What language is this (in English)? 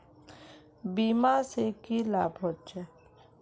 Magahi